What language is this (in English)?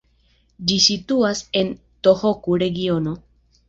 Esperanto